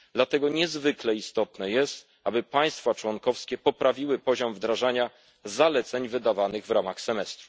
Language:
Polish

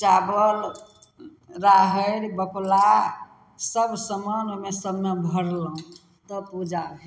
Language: Maithili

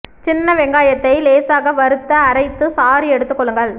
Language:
Tamil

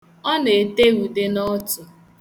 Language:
Igbo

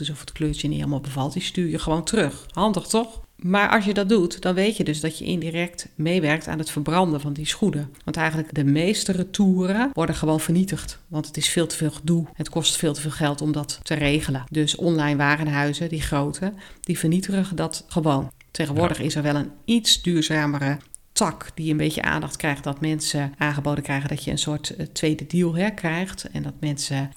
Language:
Dutch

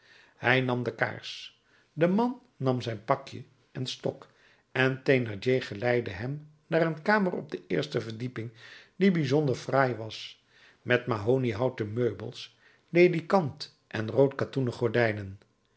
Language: Dutch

